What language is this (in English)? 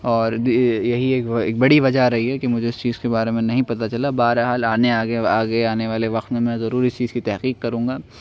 Urdu